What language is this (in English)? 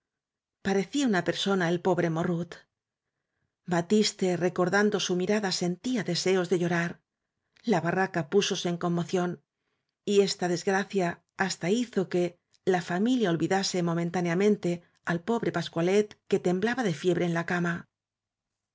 Spanish